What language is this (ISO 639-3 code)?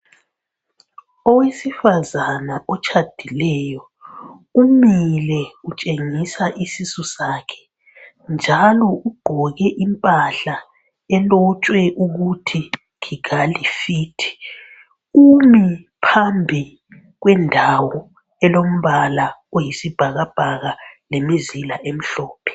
nde